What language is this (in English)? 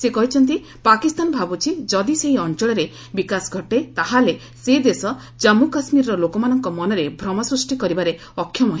Odia